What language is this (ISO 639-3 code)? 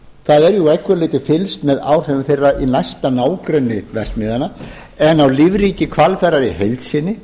isl